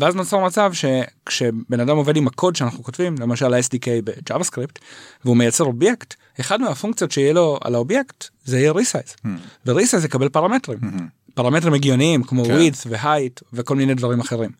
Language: Hebrew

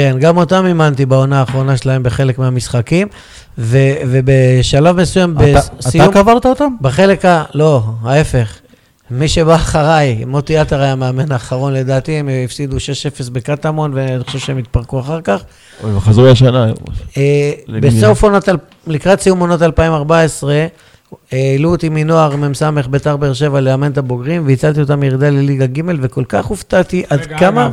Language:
Hebrew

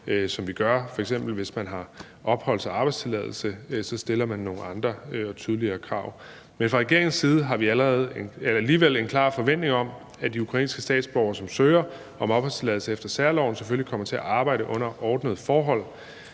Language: Danish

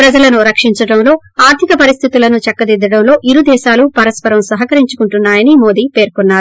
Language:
Telugu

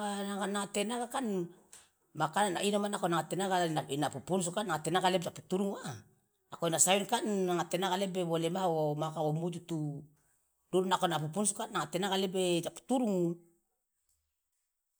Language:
Loloda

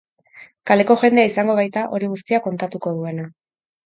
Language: Basque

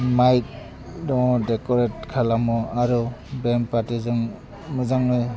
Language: Bodo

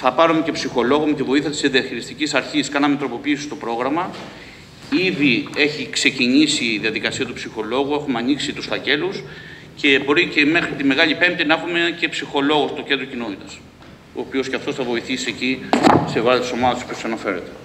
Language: Greek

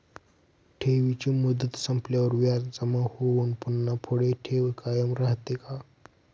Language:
Marathi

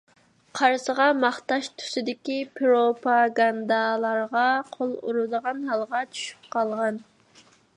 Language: Uyghur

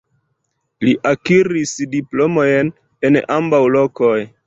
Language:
Esperanto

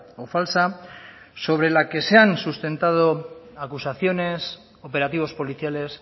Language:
Spanish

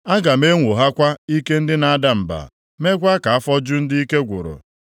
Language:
Igbo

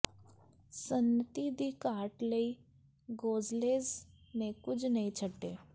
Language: Punjabi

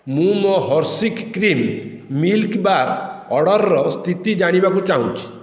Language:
Odia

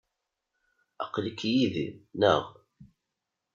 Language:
Kabyle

